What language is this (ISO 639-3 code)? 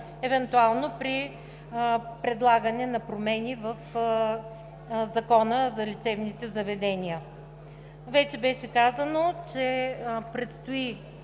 bul